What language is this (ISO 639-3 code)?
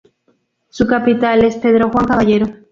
spa